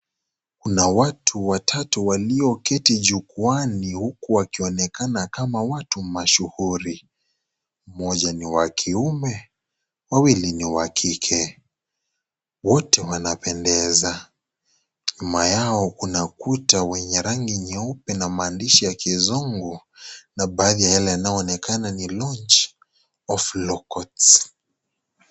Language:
Swahili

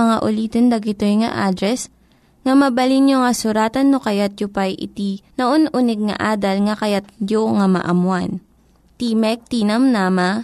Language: Filipino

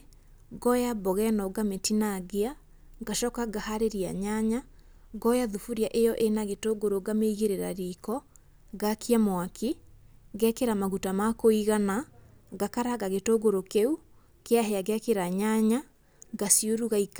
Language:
Kikuyu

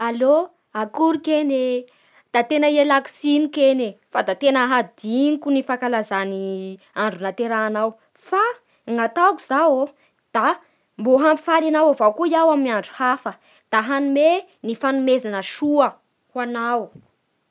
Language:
Bara Malagasy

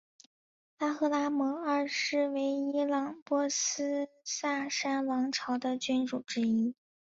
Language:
Chinese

